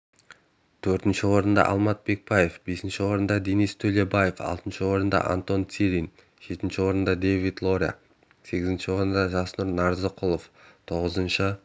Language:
Kazakh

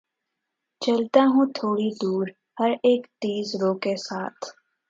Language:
Urdu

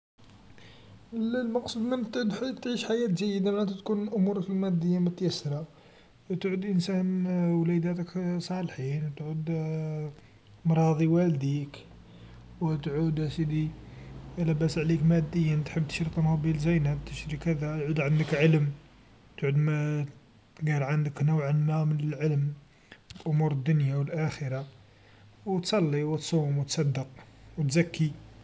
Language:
Algerian Arabic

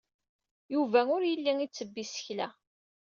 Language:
Kabyle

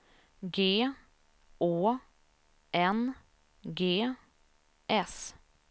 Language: Swedish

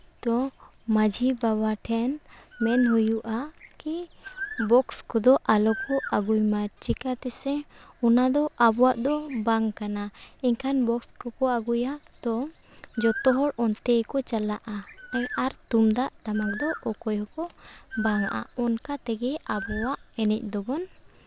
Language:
Santali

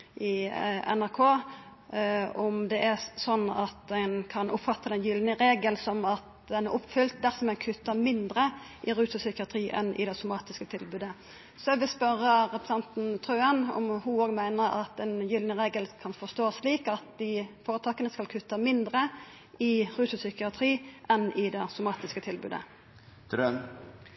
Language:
Norwegian Nynorsk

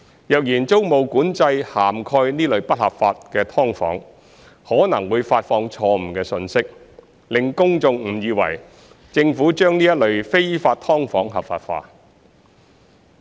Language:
Cantonese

